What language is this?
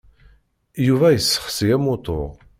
Kabyle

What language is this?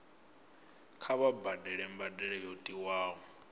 Venda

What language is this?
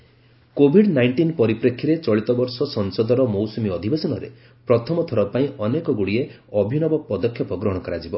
Odia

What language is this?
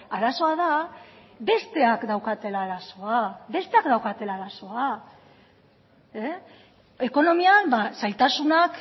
Basque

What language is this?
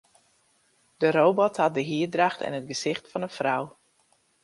Western Frisian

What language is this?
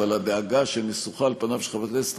Hebrew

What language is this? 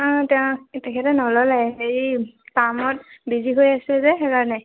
Assamese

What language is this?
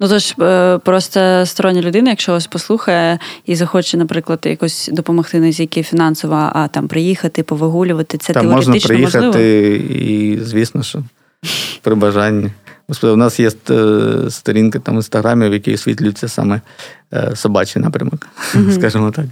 Ukrainian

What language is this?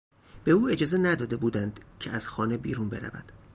Persian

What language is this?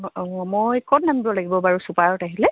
Assamese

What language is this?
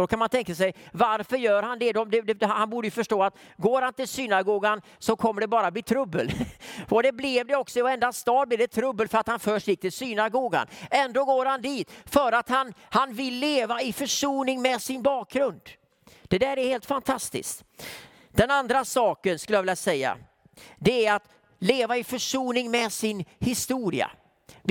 Swedish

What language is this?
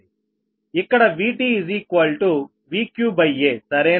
Telugu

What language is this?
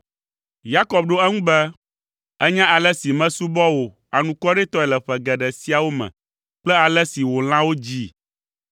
Ewe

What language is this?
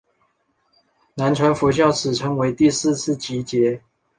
Chinese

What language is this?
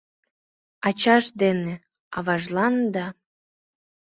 Mari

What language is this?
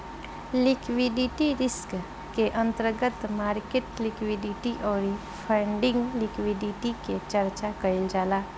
Bhojpuri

